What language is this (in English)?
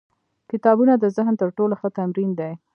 Pashto